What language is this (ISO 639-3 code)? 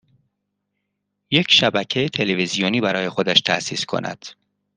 fas